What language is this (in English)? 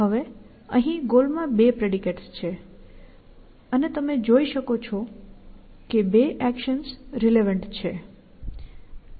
Gujarati